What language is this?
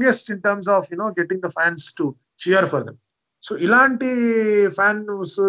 Telugu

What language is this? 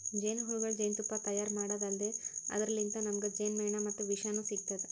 Kannada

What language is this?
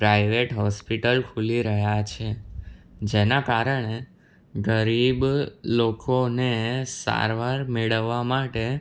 Gujarati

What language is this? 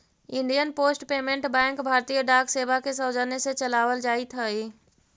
Magahi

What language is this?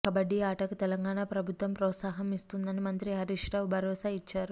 Telugu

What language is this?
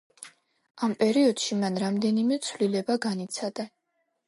Georgian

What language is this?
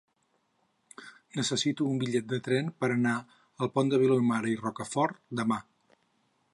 Catalan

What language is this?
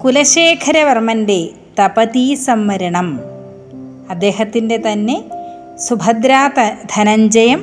Malayalam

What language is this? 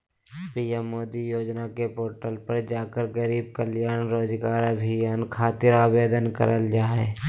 Magahi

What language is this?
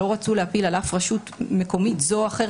Hebrew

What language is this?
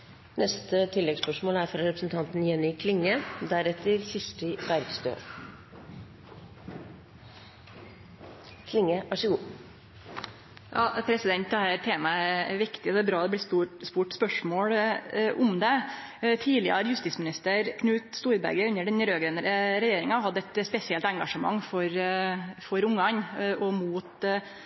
Norwegian Nynorsk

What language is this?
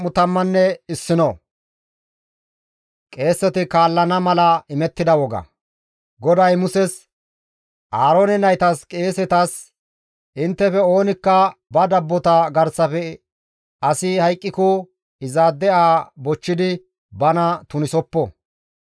Gamo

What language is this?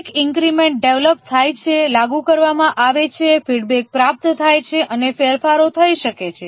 Gujarati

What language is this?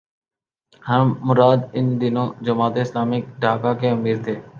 Urdu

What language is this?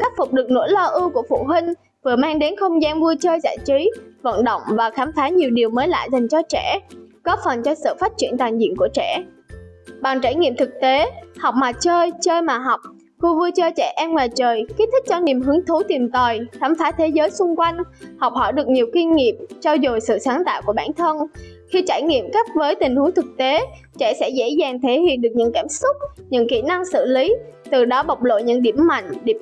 Vietnamese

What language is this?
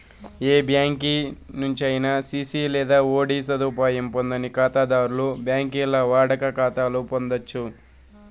Telugu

